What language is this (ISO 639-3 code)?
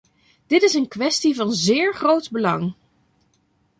nld